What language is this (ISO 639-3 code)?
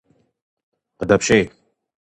kbd